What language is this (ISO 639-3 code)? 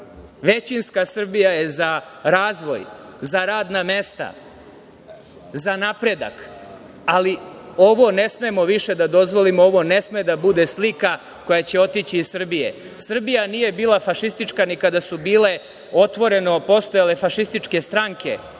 srp